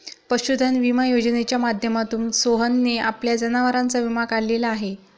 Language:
Marathi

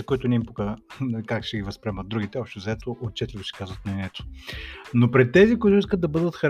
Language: Bulgarian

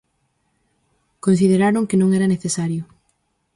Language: Galician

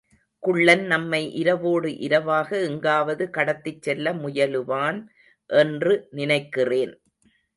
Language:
Tamil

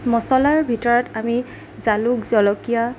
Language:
Assamese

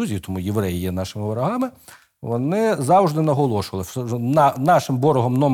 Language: Ukrainian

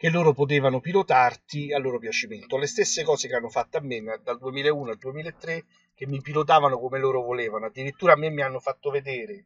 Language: Italian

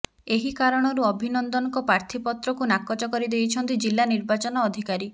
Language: Odia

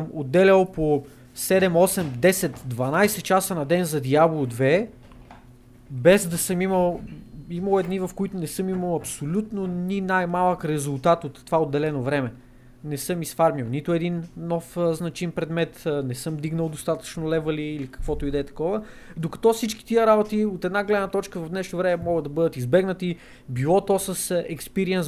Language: Bulgarian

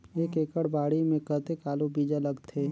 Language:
Chhattisgarhi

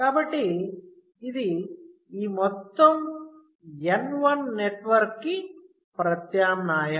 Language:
Telugu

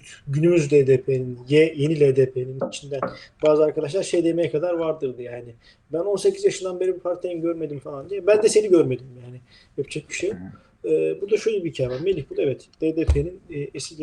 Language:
Turkish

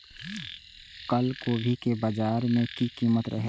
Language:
Maithili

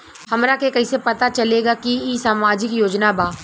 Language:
Bhojpuri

